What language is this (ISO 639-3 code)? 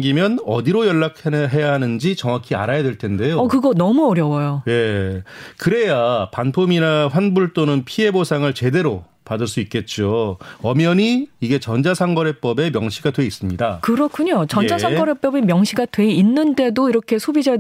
kor